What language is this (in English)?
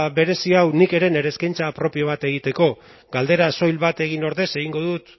Basque